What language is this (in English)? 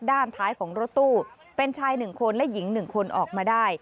Thai